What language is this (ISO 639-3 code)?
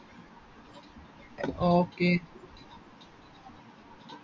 mal